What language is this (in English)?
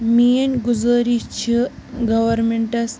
Kashmiri